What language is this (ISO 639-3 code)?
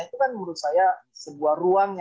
ind